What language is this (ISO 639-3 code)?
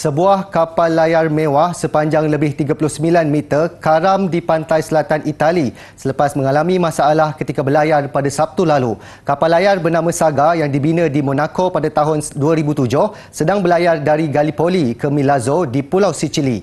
msa